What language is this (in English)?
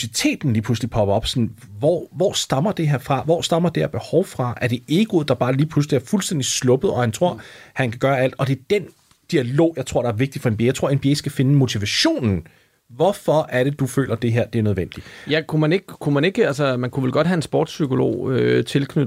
Danish